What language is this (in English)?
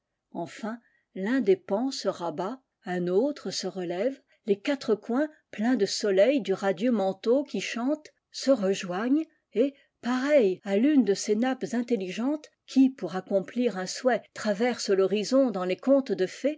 French